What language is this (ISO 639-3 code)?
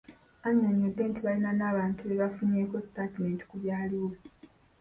lug